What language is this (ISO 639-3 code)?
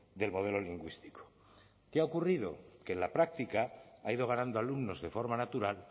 spa